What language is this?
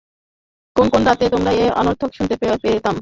Bangla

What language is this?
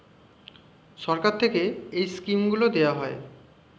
Bangla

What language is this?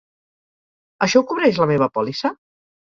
Catalan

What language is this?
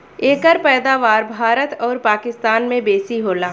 Bhojpuri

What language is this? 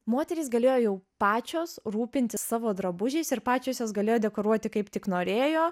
Lithuanian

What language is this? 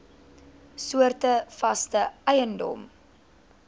Afrikaans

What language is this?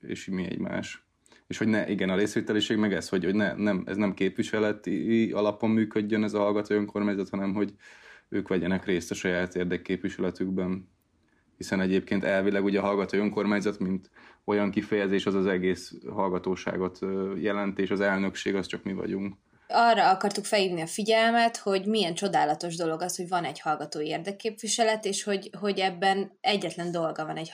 Hungarian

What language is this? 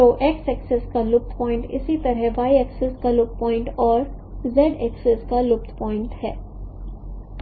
Hindi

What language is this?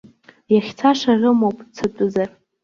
Abkhazian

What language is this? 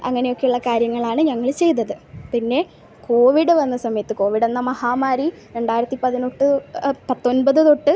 Malayalam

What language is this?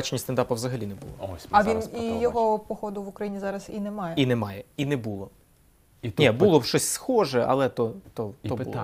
Ukrainian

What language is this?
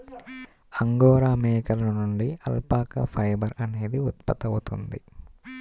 Telugu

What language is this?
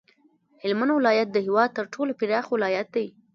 Pashto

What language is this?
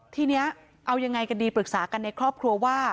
Thai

